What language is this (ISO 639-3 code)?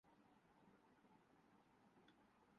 urd